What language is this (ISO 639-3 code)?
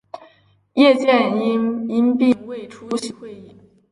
zho